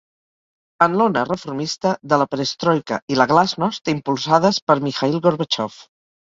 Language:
Catalan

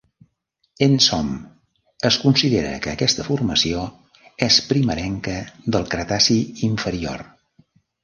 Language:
Catalan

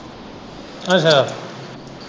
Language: Punjabi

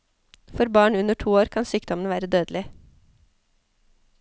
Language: Norwegian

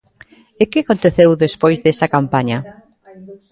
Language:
Galician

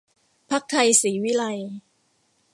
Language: Thai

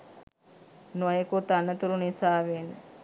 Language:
Sinhala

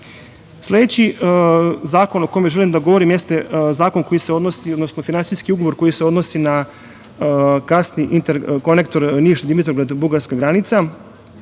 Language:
Serbian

